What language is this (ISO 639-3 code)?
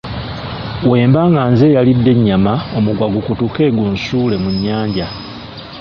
lug